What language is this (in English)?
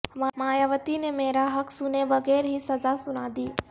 Urdu